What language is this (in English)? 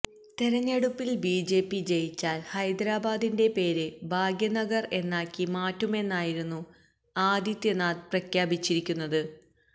Malayalam